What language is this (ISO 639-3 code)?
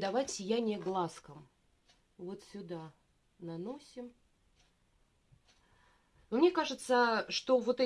rus